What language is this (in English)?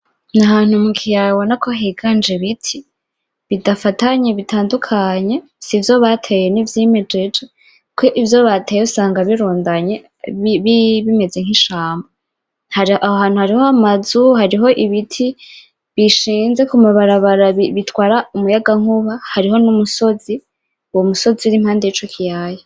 Rundi